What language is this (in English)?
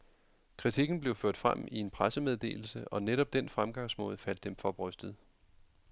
Danish